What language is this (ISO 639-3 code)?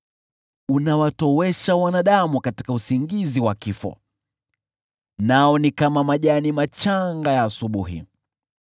swa